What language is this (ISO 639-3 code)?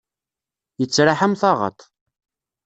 kab